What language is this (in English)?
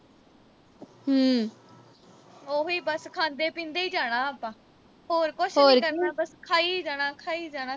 Punjabi